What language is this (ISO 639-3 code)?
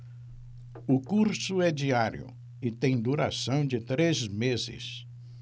por